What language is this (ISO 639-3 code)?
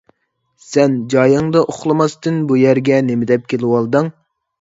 uig